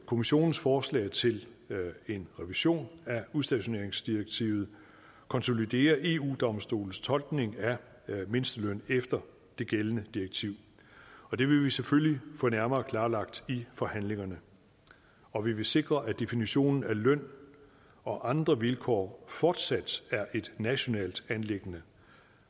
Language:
Danish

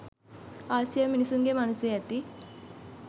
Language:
Sinhala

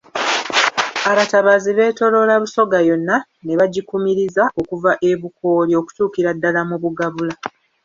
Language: Ganda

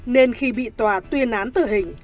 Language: Vietnamese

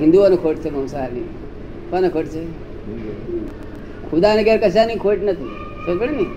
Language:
Gujarati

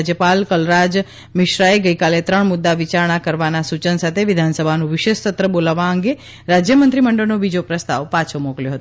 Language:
Gujarati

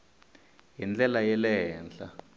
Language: Tsonga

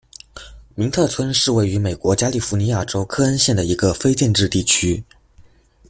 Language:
Chinese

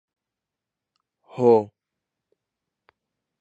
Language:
Pashto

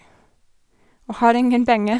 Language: Norwegian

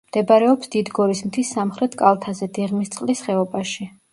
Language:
Georgian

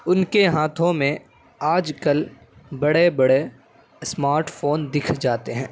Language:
Urdu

